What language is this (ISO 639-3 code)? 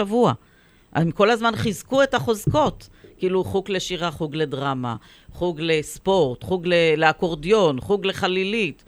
heb